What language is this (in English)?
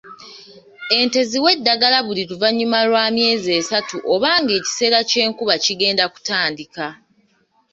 Ganda